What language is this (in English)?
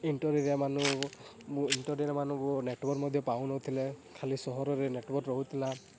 Odia